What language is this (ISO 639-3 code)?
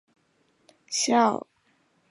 zho